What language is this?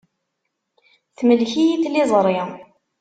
Kabyle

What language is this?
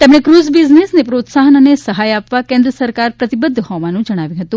Gujarati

